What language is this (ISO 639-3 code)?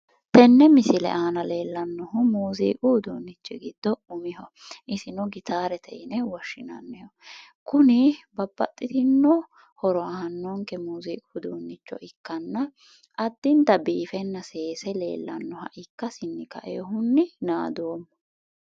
sid